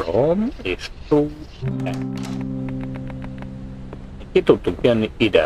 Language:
Hungarian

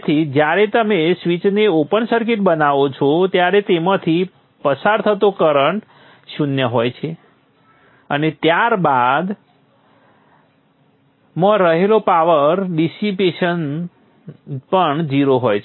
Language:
Gujarati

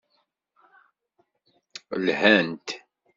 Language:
Kabyle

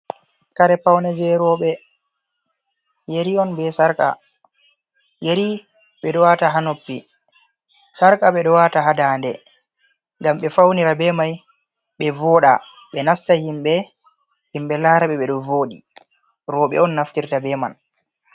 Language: Fula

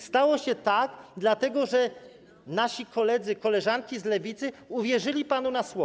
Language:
Polish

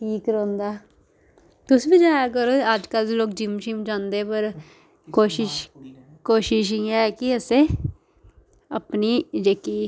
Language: Dogri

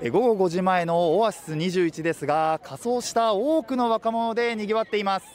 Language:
Japanese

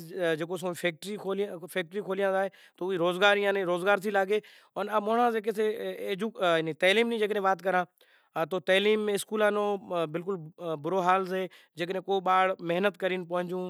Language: Kachi Koli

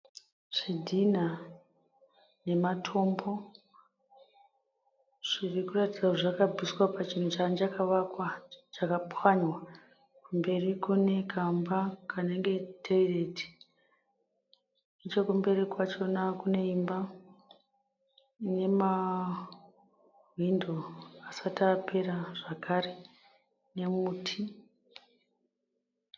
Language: Shona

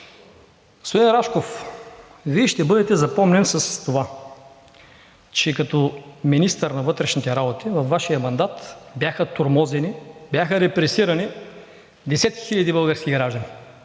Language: Bulgarian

